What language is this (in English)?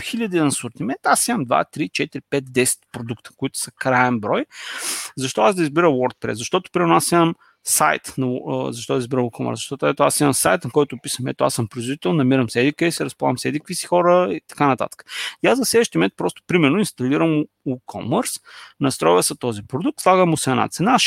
Bulgarian